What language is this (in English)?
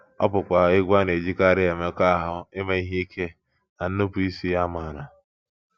Igbo